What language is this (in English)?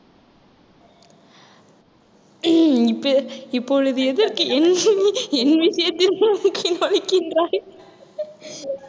Tamil